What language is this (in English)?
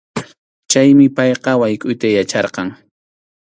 Arequipa-La Unión Quechua